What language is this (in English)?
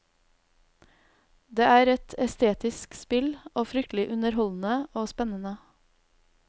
Norwegian